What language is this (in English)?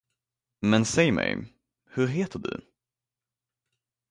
Swedish